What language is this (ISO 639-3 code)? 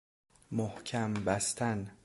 fas